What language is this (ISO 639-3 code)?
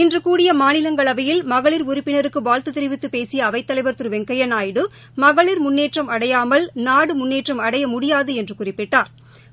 tam